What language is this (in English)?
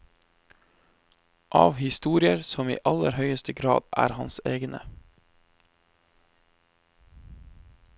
Norwegian